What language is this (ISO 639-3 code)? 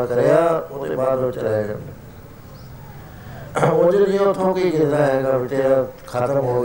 pan